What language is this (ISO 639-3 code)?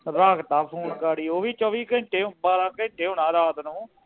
pan